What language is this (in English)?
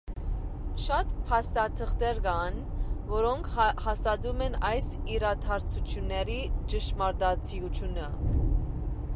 Armenian